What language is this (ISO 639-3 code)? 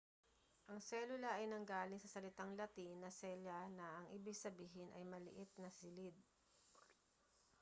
fil